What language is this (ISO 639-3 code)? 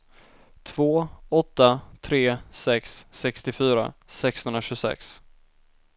swe